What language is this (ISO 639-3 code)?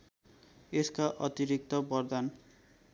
nep